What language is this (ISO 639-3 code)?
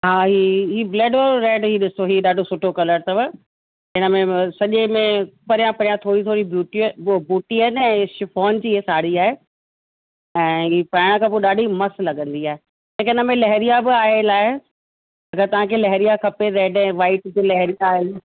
snd